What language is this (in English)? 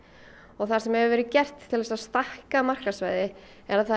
Icelandic